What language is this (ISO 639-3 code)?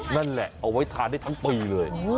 tha